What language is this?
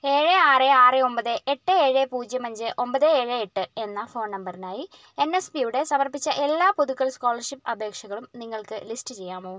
Malayalam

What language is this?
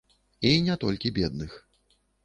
Belarusian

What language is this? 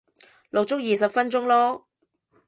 Cantonese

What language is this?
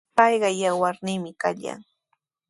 Sihuas Ancash Quechua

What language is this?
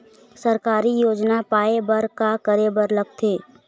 Chhattisgarhi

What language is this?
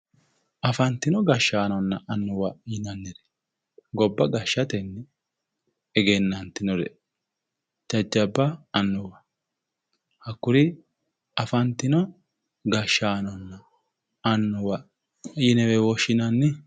Sidamo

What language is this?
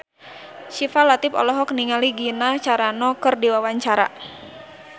Sundanese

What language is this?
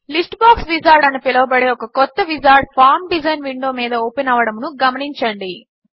Telugu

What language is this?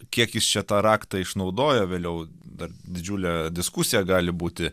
Lithuanian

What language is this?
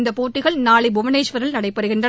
Tamil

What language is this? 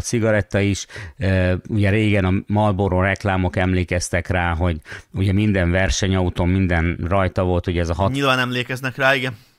Hungarian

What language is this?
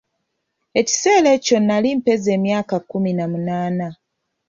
Ganda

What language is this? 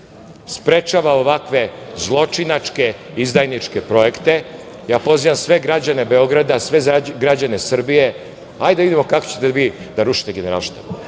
Serbian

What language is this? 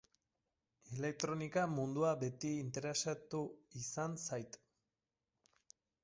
Basque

